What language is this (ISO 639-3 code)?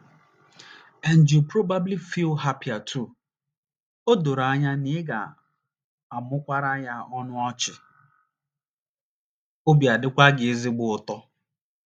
ibo